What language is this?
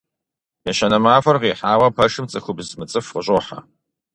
Kabardian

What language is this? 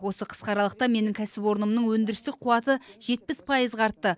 Kazakh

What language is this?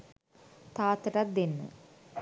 Sinhala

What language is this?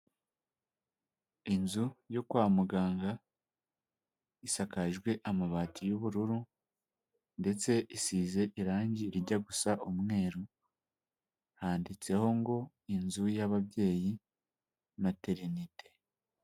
Kinyarwanda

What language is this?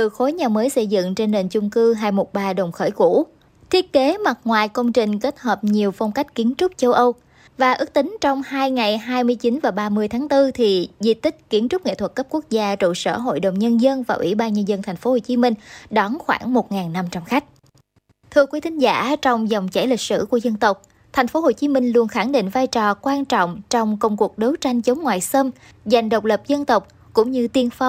Vietnamese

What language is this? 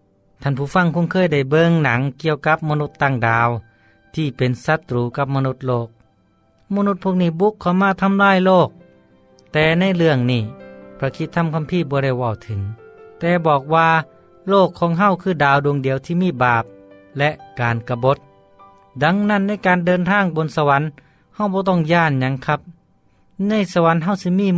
Thai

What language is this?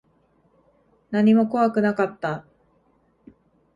Japanese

